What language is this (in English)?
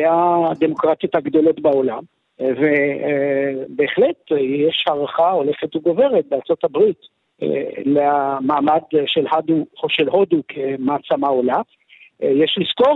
Hebrew